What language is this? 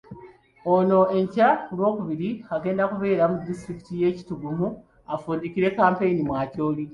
Ganda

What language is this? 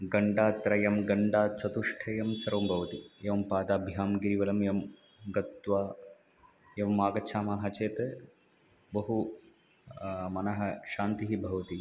Sanskrit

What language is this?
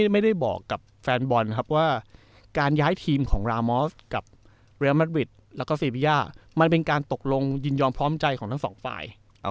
Thai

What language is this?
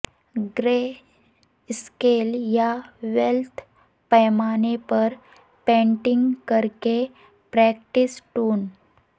Urdu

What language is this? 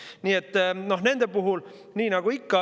Estonian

